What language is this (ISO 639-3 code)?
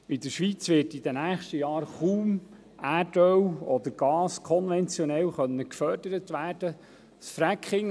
gsw